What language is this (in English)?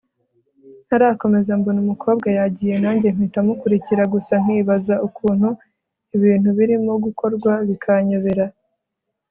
Kinyarwanda